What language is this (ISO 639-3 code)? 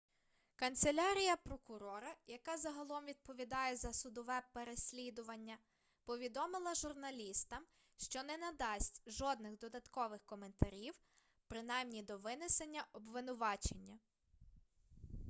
ukr